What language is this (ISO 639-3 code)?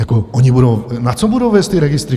ces